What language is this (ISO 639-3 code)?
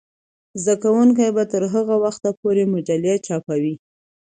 pus